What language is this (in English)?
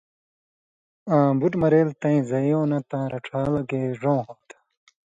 Indus Kohistani